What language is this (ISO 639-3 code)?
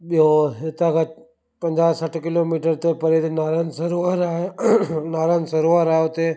snd